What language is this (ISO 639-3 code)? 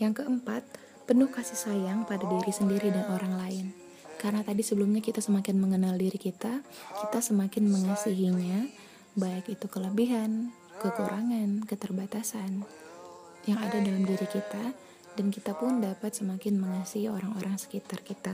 ind